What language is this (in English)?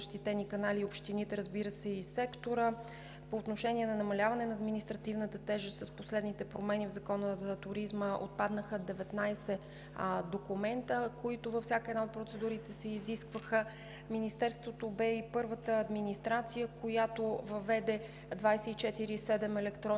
Bulgarian